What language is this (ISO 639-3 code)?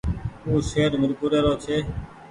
gig